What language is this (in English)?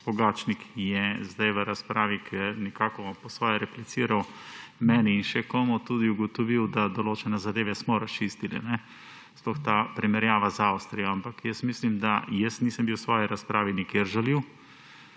Slovenian